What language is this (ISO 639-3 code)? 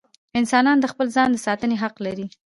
pus